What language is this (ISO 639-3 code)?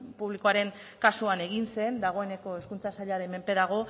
eus